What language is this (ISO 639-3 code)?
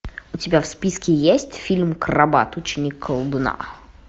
rus